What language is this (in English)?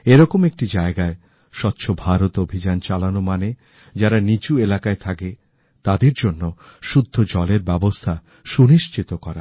Bangla